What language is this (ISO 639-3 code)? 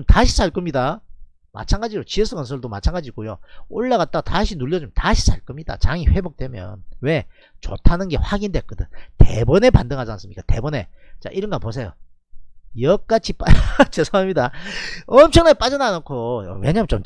kor